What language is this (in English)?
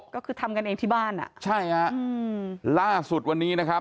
Thai